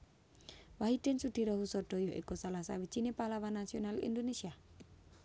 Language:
Javanese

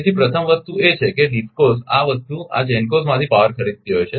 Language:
Gujarati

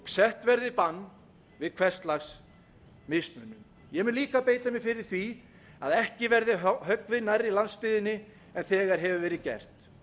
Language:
Icelandic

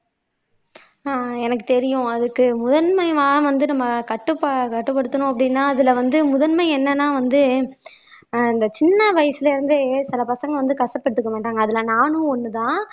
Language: Tamil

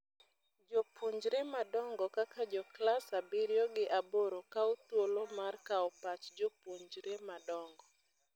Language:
Luo (Kenya and Tanzania)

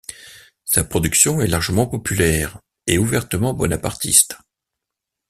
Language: French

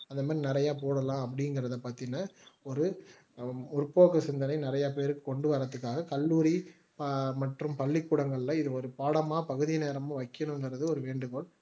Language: Tamil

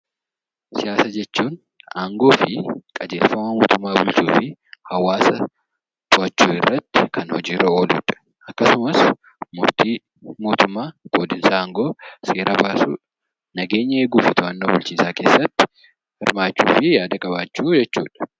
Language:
Oromo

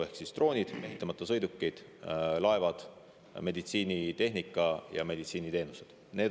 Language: Estonian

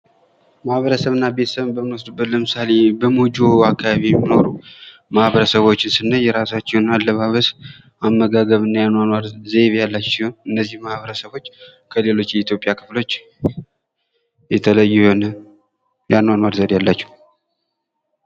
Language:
Amharic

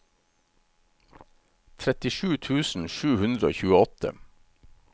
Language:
Norwegian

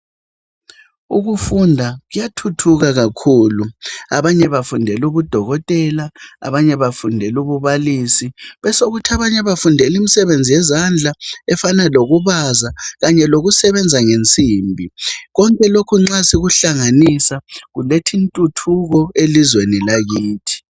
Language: North Ndebele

